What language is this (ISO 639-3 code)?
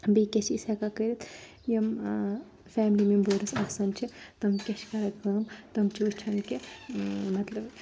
kas